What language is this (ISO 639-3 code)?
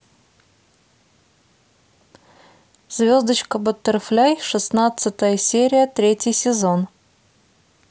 rus